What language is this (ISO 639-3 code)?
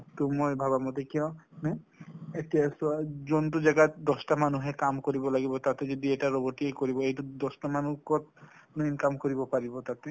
asm